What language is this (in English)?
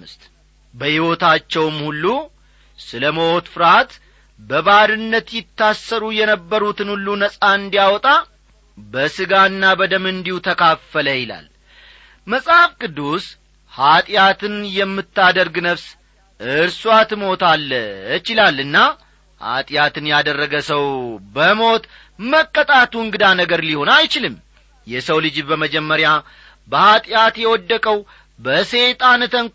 Amharic